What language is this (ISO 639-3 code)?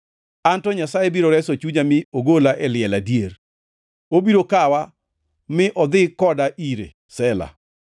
luo